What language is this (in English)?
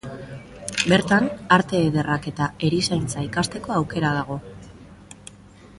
Basque